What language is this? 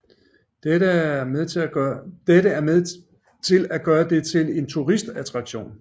Danish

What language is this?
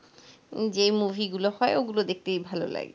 Bangla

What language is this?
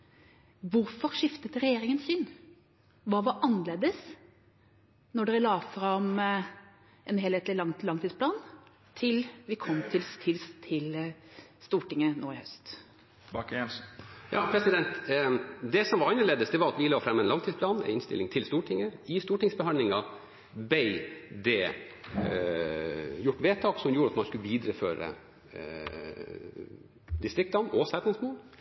Norwegian Bokmål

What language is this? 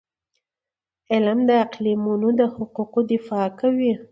Pashto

